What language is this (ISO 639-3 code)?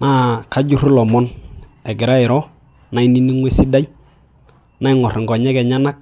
mas